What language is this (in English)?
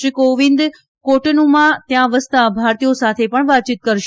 Gujarati